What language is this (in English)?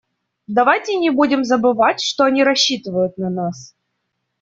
Russian